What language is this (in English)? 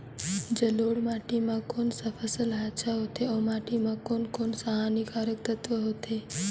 Chhattisgarhi